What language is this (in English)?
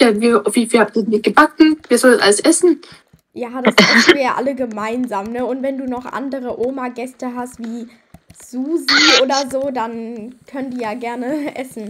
German